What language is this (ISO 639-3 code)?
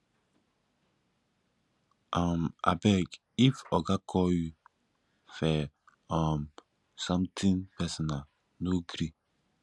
pcm